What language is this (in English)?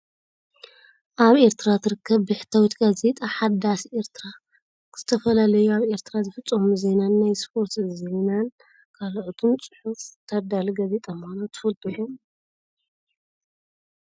Tigrinya